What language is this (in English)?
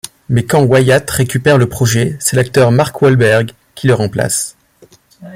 French